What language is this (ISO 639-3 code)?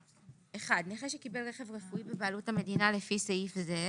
heb